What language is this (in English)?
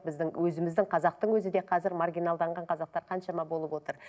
Kazakh